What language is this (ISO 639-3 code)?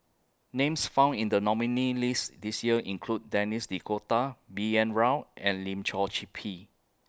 eng